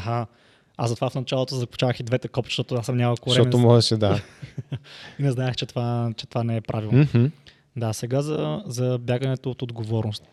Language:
Bulgarian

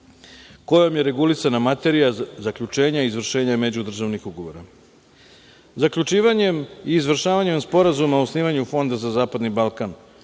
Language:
Serbian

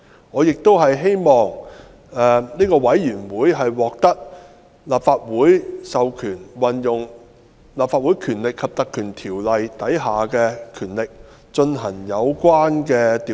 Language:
Cantonese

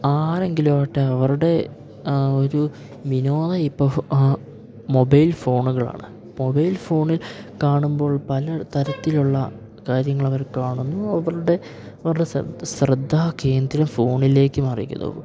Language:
Malayalam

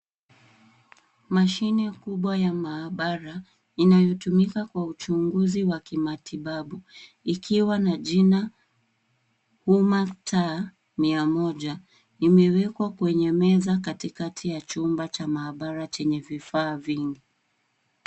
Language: Swahili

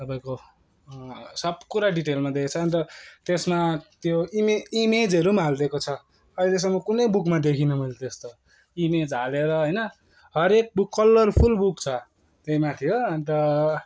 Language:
Nepali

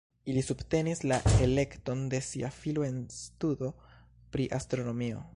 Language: Esperanto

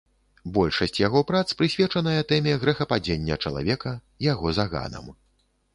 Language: Belarusian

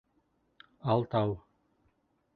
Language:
Bashkir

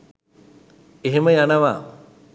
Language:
Sinhala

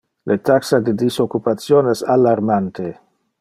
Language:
Interlingua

